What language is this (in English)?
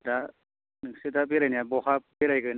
Bodo